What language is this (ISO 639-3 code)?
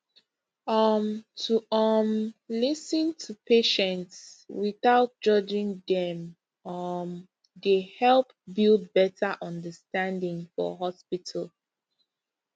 pcm